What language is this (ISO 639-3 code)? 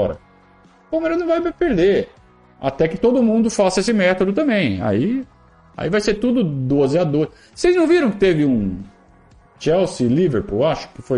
por